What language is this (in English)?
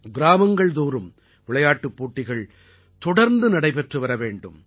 Tamil